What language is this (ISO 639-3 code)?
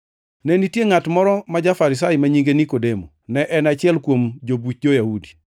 luo